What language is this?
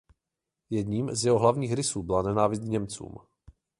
Czech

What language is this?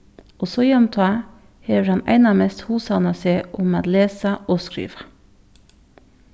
Faroese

